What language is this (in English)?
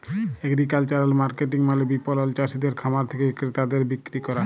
Bangla